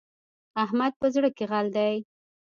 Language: Pashto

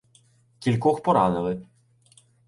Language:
Ukrainian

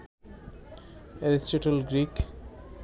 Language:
Bangla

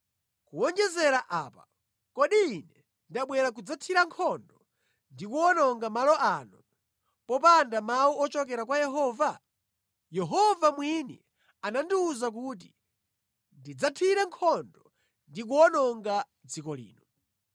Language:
Nyanja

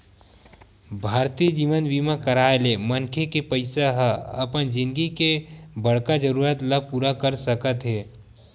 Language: Chhattisgarhi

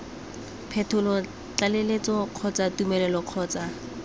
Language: Tswana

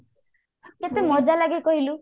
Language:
Odia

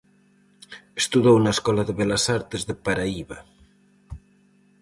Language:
Galician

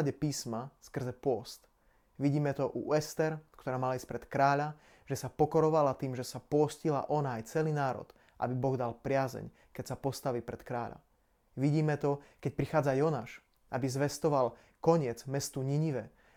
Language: Slovak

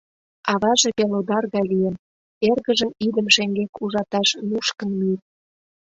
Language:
Mari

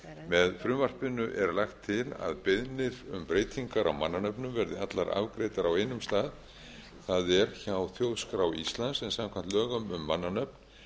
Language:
Icelandic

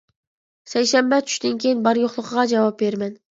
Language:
Uyghur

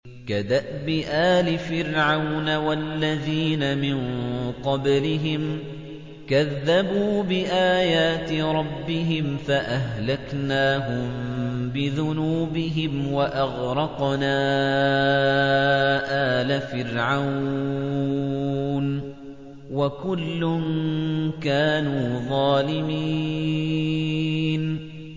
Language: Arabic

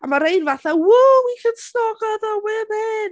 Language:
Welsh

